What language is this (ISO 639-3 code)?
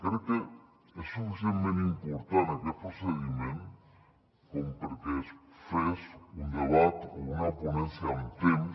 cat